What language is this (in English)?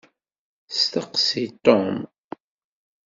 Kabyle